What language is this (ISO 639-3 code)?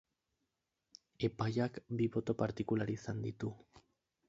eus